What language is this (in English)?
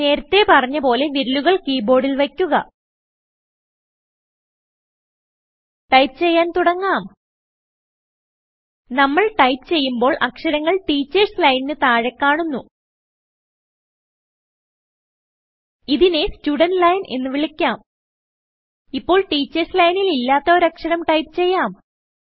Malayalam